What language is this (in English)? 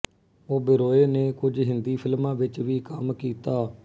Punjabi